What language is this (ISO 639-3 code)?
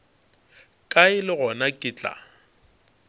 nso